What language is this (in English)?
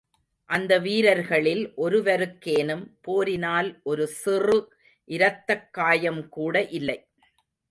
Tamil